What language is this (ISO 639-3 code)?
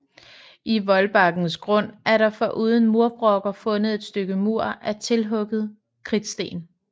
dan